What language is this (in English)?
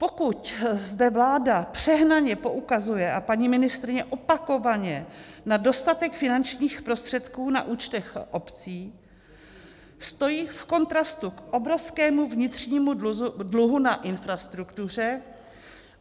Czech